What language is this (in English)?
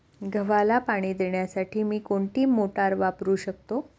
Marathi